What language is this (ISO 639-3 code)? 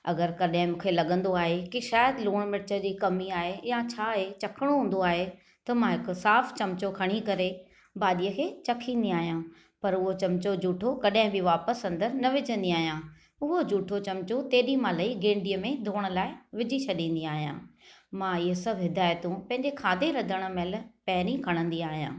snd